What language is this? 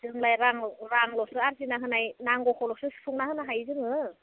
Bodo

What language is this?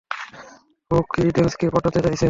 Bangla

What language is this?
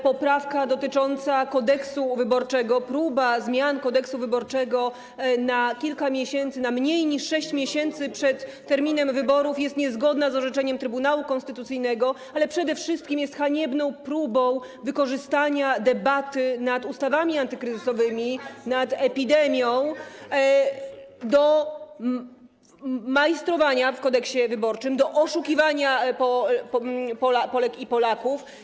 Polish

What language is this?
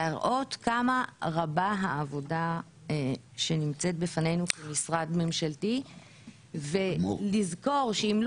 Hebrew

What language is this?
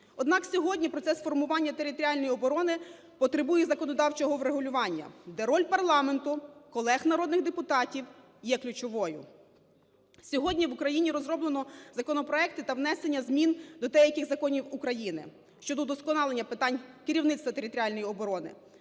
Ukrainian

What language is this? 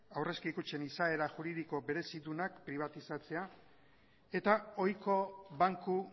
Basque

